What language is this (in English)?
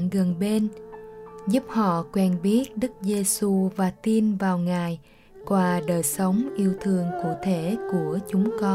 Vietnamese